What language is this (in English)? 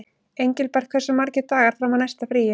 Icelandic